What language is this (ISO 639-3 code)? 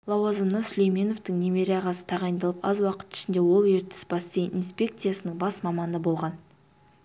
kaz